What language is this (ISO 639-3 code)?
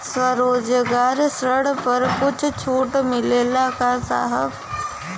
bho